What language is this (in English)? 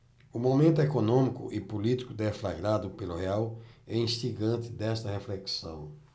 Portuguese